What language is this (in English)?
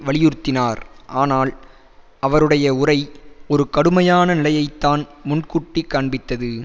Tamil